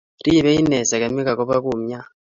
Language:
Kalenjin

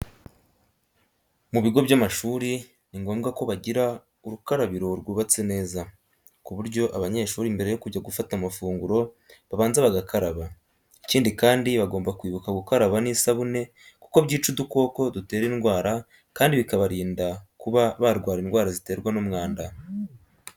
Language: Kinyarwanda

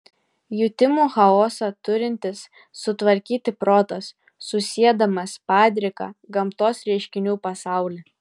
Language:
Lithuanian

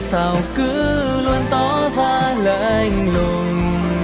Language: Vietnamese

